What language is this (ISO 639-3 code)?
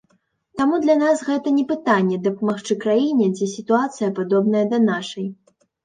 bel